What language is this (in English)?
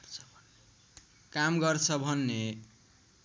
Nepali